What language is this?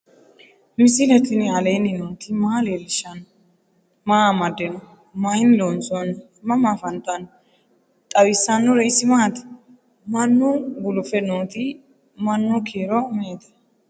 Sidamo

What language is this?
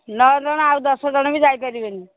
Odia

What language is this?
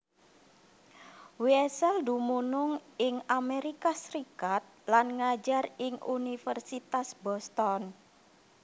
Javanese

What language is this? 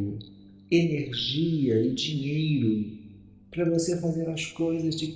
Portuguese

